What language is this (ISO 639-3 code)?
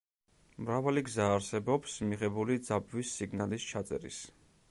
kat